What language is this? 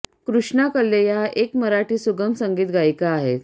Marathi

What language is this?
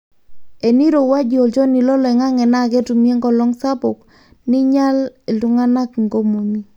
Masai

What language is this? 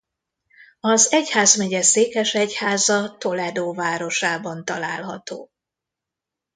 Hungarian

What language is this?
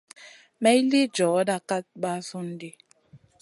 Masana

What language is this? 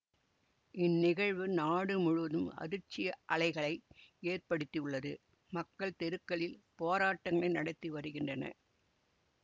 Tamil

